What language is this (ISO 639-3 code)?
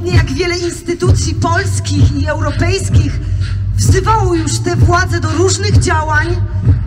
pol